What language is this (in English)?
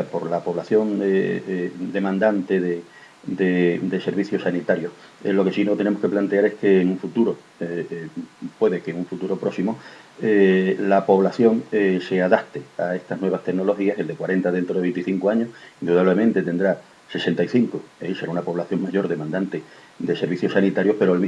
Spanish